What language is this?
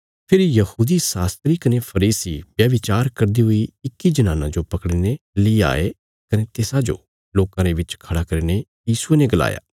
Bilaspuri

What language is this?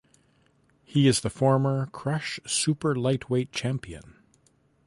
English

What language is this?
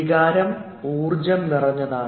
Malayalam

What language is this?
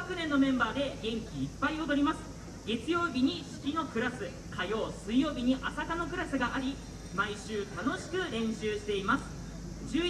Japanese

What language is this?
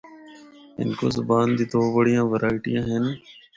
Northern Hindko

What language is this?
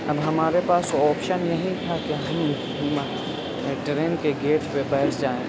Urdu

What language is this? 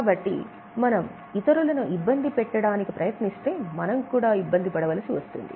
Telugu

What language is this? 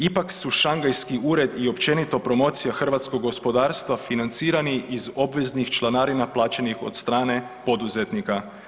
Croatian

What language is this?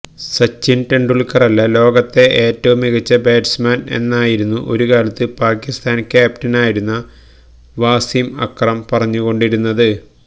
Malayalam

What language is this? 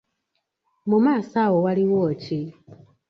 Ganda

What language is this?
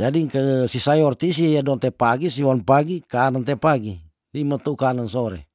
Tondano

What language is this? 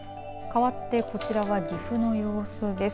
Japanese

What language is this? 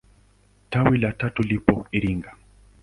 Swahili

